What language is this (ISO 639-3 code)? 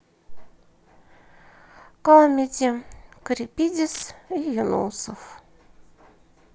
rus